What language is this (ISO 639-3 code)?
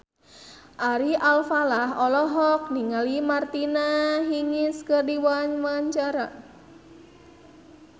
sun